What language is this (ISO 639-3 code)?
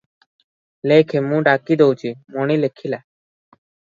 ori